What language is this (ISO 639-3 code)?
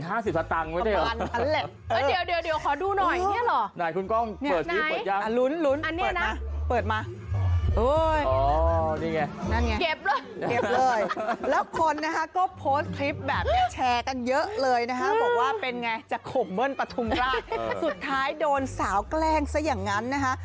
tha